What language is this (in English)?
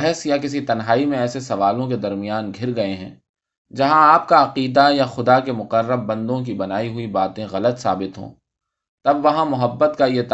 Urdu